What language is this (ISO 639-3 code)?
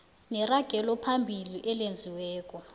nbl